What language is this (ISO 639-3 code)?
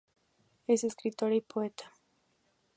spa